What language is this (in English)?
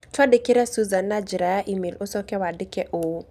Kikuyu